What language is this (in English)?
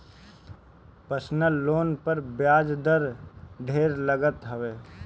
Bhojpuri